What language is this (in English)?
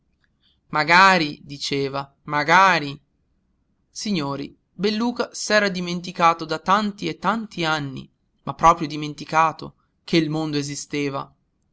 Italian